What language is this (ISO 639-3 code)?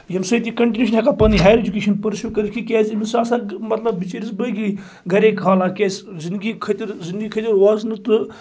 kas